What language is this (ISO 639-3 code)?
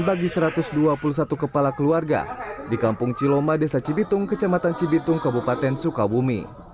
ind